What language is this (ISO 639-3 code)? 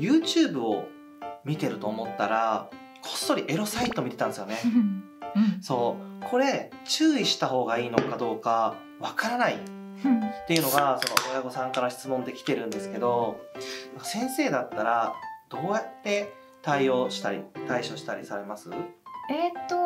jpn